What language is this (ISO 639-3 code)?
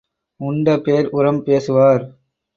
tam